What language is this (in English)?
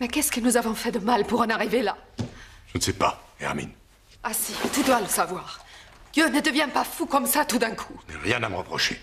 French